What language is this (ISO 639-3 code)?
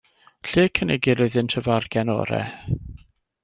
cym